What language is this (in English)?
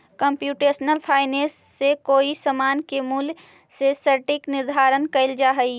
Magahi